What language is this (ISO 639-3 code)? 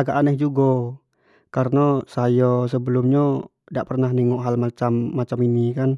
jax